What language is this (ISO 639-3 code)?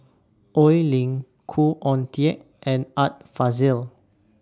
eng